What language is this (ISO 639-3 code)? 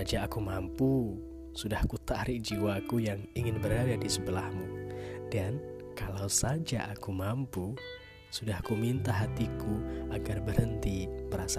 ind